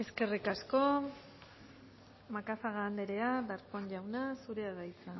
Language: Basque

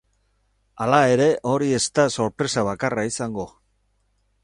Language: Basque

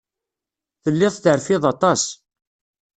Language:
Kabyle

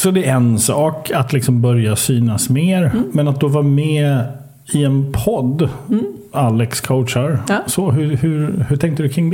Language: Swedish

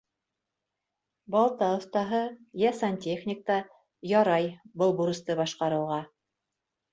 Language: Bashkir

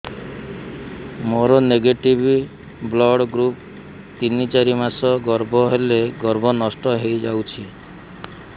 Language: Odia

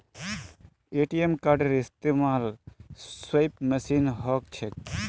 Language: Magahi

